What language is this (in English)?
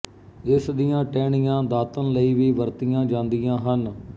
Punjabi